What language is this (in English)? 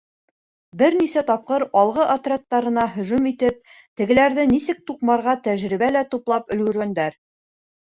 Bashkir